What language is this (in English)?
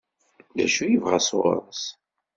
Kabyle